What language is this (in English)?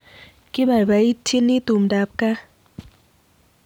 Kalenjin